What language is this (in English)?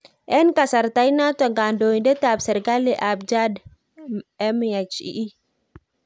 Kalenjin